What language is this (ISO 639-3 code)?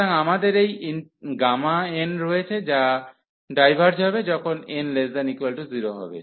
ben